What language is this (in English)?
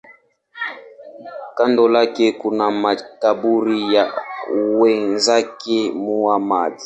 Swahili